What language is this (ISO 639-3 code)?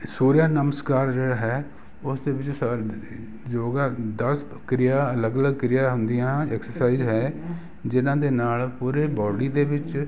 pan